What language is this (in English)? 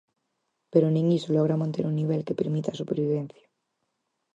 Galician